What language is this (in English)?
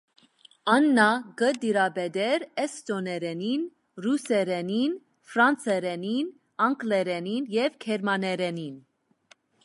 Armenian